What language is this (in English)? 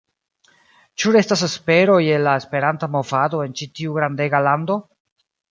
Esperanto